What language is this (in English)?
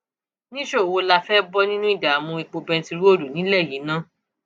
Yoruba